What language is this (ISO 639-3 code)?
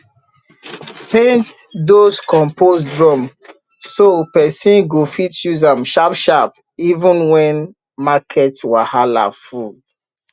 pcm